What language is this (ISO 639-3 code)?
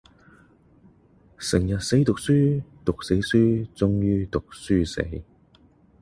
yue